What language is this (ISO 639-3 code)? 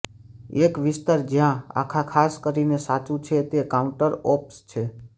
guj